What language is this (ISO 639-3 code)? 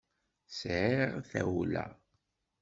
kab